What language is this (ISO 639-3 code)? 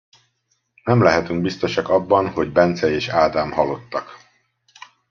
hun